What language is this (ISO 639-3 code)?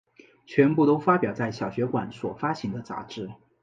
zho